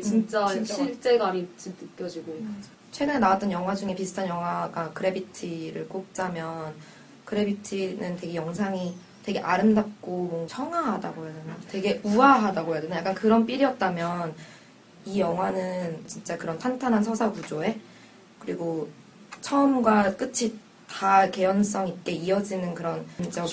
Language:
Korean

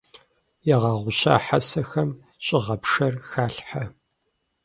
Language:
Kabardian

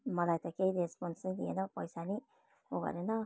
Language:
Nepali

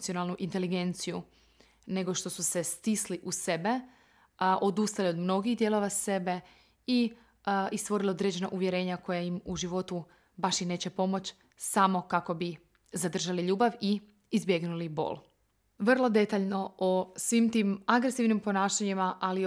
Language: Croatian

